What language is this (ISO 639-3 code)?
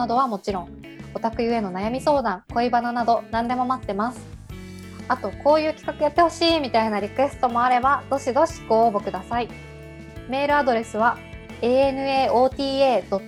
jpn